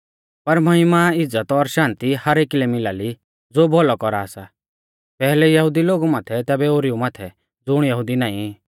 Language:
Mahasu Pahari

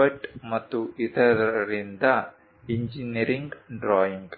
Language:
Kannada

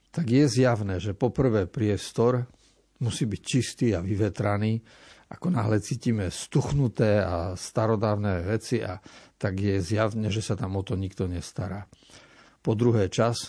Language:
Slovak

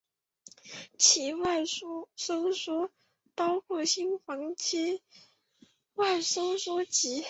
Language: Chinese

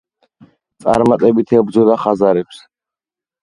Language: Georgian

